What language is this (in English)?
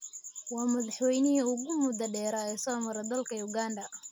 Somali